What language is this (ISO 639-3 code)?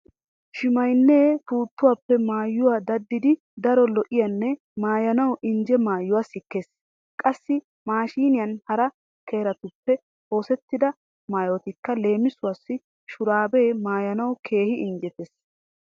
wal